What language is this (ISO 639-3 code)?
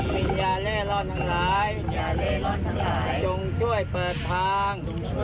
tha